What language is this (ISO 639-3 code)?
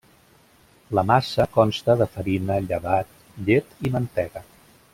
cat